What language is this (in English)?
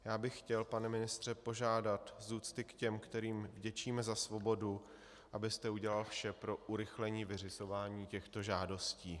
Czech